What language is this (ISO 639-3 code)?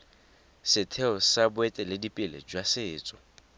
tsn